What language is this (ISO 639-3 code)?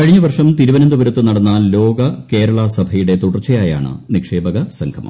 mal